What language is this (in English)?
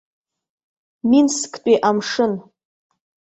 Abkhazian